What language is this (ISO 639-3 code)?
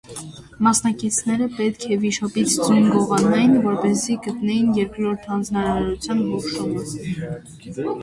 hye